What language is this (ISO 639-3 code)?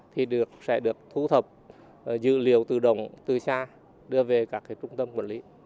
vie